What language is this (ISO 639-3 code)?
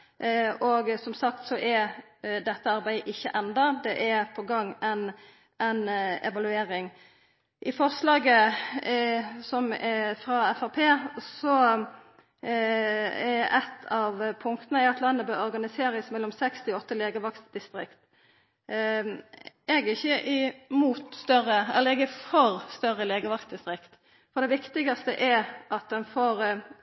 nno